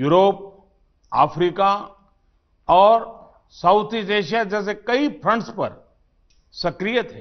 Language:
Hindi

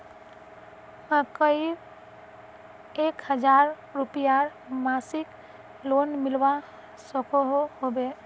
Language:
Magahi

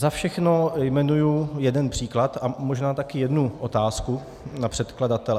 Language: Czech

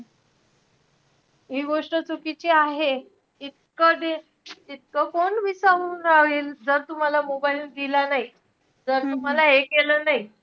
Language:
Marathi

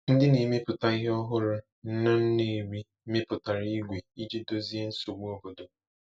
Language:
Igbo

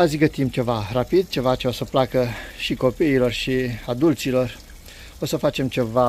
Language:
Romanian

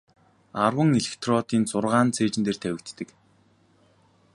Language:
Mongolian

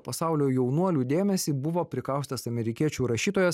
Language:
Lithuanian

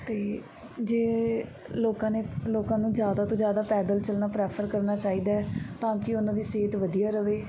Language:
Punjabi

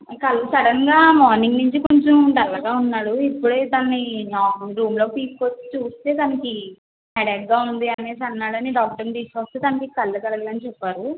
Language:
Telugu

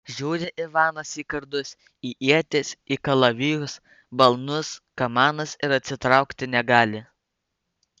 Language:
Lithuanian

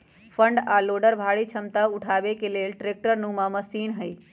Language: Magahi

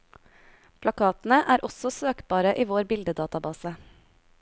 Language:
Norwegian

